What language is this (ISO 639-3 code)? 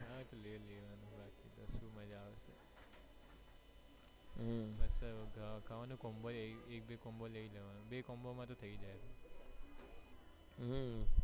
guj